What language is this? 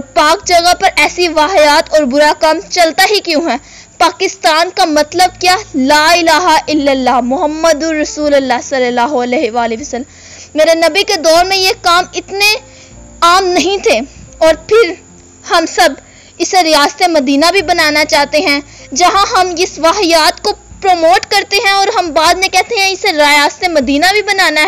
Urdu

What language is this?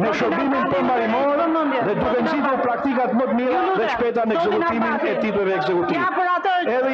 Romanian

